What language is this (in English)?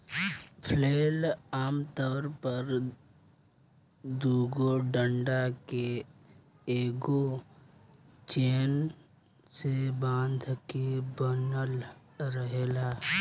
Bhojpuri